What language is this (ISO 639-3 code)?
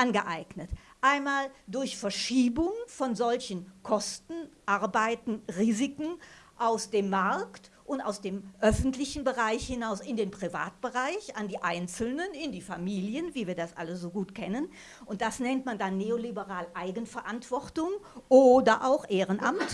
deu